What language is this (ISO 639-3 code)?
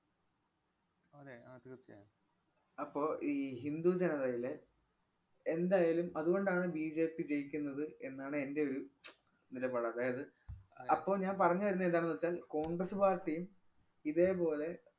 mal